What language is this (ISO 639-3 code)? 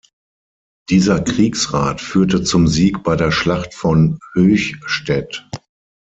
deu